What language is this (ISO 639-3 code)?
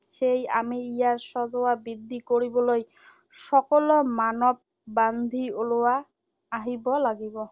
asm